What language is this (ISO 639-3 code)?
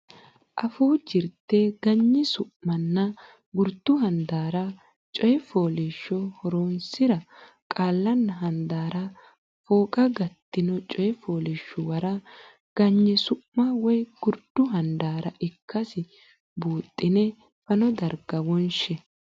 sid